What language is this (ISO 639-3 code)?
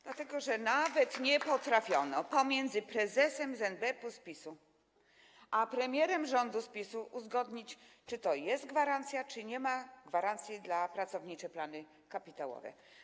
pol